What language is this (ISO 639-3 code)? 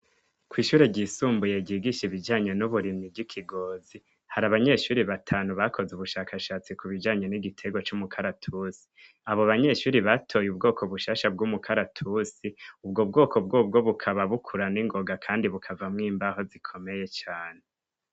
run